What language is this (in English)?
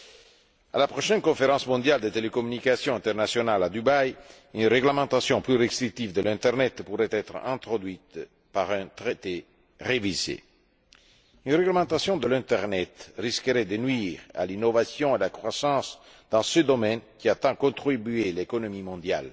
French